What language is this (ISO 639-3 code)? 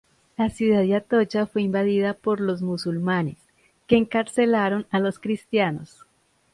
spa